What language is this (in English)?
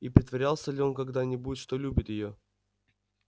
Russian